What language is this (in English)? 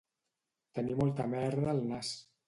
Catalan